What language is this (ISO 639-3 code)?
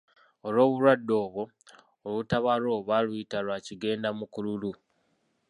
lug